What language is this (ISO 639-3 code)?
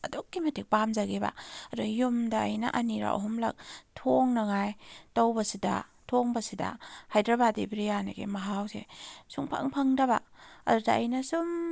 mni